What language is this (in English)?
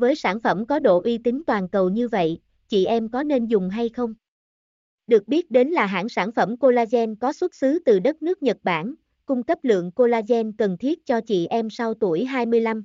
Vietnamese